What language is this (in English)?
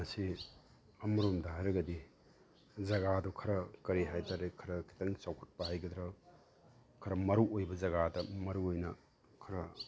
Manipuri